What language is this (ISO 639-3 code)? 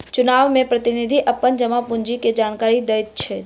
mai